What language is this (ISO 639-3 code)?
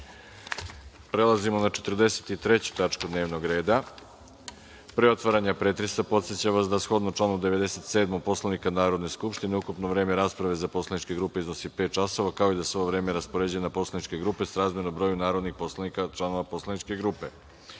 srp